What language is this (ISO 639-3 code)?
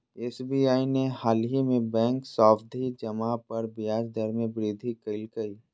mag